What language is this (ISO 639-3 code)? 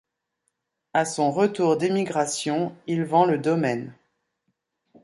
fra